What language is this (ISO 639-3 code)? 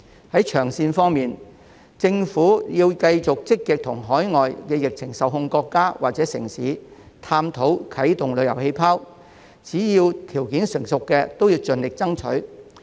yue